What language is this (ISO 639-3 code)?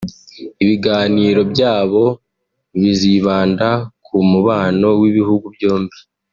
kin